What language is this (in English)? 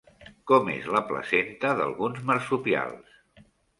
Catalan